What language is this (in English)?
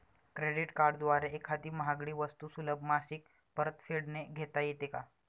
Marathi